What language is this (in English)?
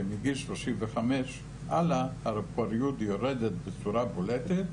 Hebrew